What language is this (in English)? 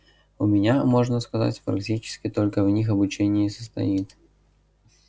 Russian